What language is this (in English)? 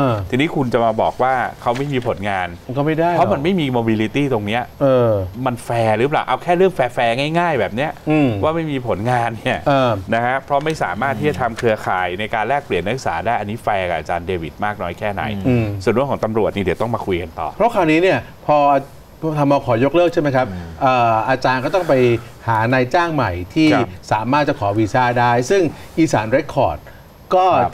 Thai